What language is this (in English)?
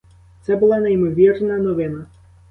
Ukrainian